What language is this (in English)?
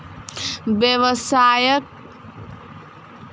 Maithili